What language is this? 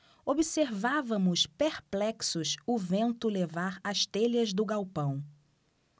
Portuguese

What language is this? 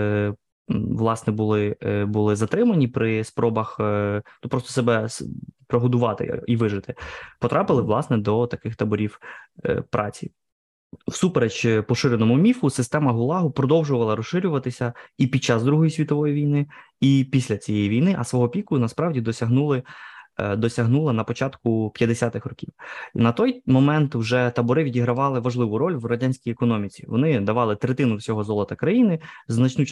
Ukrainian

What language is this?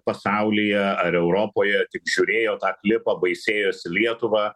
Lithuanian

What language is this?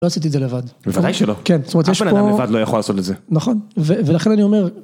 Hebrew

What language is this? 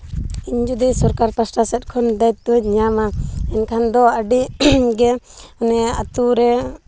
Santali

